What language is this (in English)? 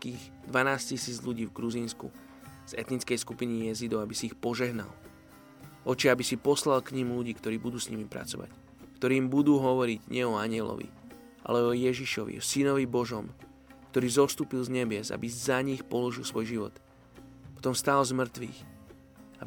Slovak